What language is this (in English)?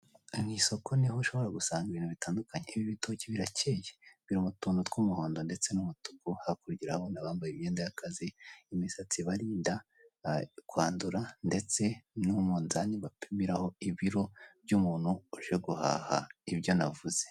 Kinyarwanda